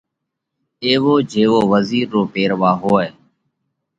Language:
Parkari Koli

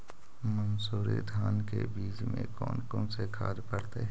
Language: Magahi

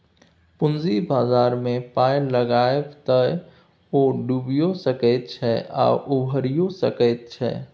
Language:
Maithili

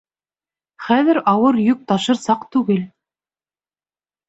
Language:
Bashkir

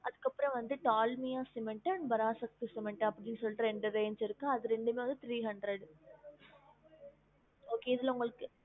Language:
Tamil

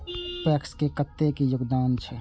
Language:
Maithili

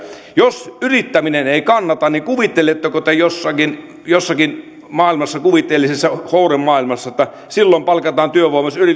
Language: Finnish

